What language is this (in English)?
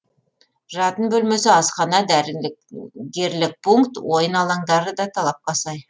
Kazakh